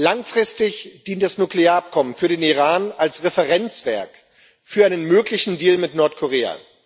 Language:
German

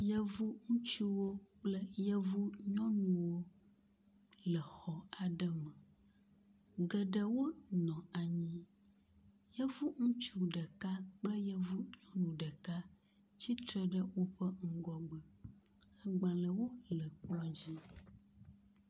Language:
Ewe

